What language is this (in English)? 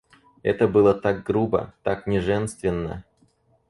Russian